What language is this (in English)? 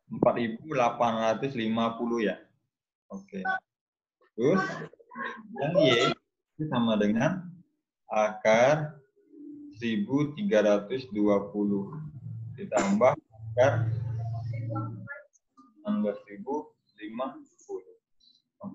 Indonesian